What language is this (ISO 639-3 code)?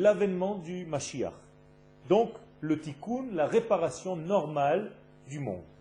fra